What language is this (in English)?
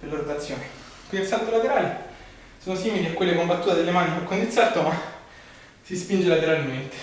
Italian